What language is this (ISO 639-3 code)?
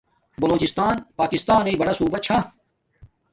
dmk